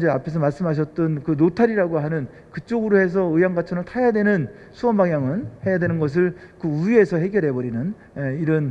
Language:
Korean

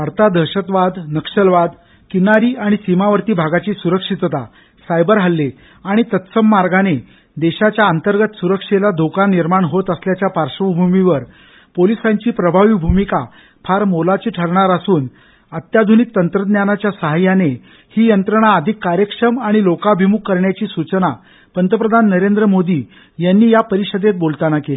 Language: Marathi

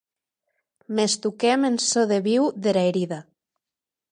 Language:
Occitan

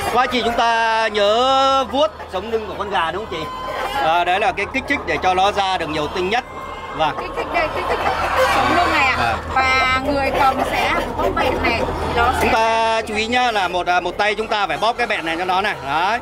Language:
Vietnamese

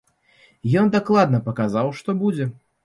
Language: Belarusian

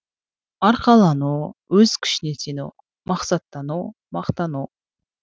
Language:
Kazakh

